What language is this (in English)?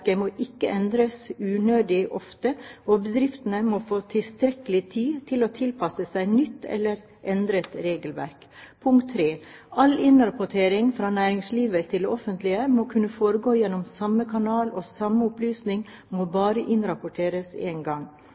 Norwegian Bokmål